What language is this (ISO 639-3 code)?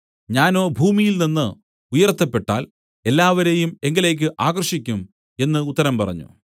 mal